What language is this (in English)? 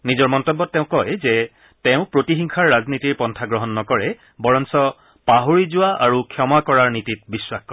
Assamese